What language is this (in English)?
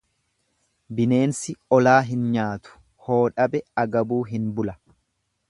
Oromo